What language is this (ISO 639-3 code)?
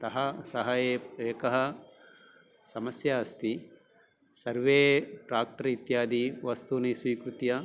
san